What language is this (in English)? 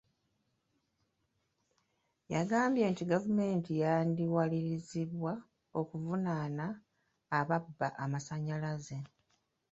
Ganda